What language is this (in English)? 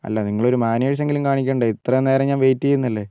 Malayalam